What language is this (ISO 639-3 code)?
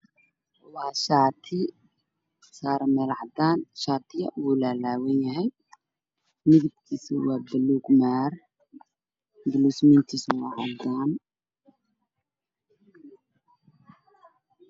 som